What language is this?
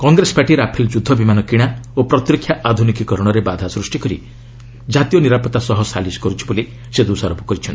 Odia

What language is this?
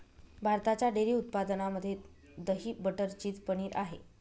Marathi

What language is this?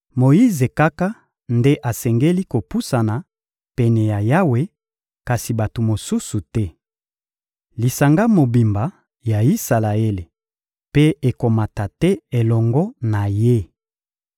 Lingala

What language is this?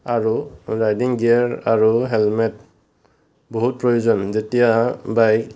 Assamese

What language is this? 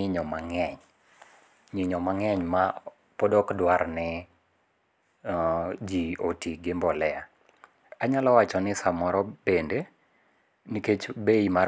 Luo (Kenya and Tanzania)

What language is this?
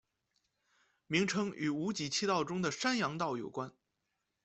Chinese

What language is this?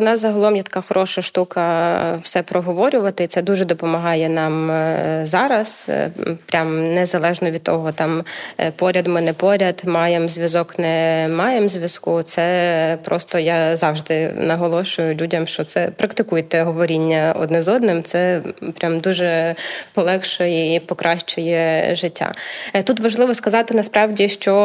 Ukrainian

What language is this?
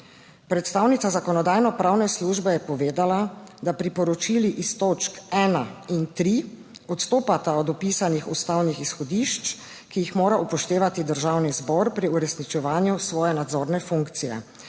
Slovenian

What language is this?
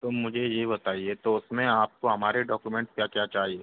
Hindi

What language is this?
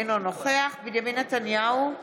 Hebrew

